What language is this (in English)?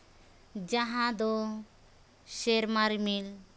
Santali